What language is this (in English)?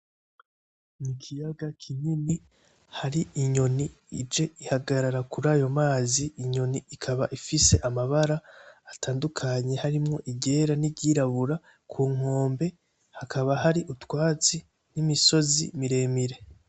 Rundi